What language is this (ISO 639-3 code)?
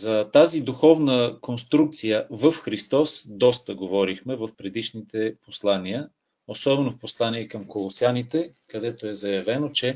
bul